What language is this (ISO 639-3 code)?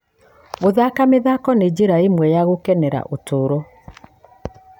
kik